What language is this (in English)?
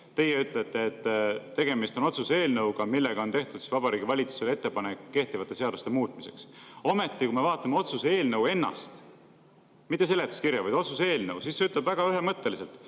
Estonian